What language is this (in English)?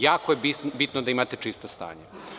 Serbian